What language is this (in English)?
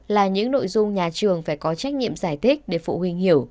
Vietnamese